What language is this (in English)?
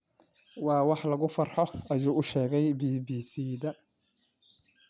Somali